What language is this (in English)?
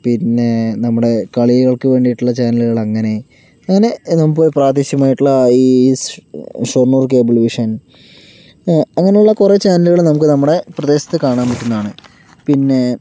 Malayalam